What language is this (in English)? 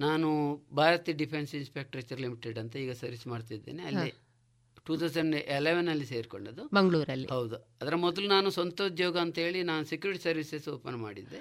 Kannada